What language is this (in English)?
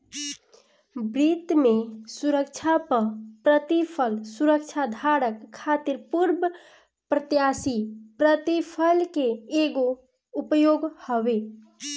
Bhojpuri